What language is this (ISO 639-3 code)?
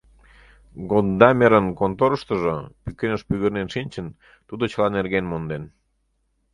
chm